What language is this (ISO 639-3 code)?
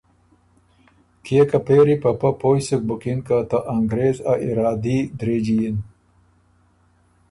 oru